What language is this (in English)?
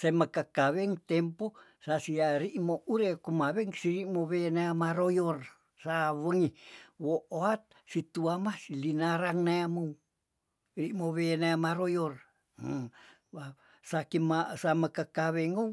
Tondano